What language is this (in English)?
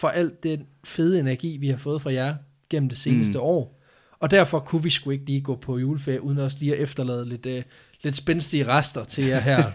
Danish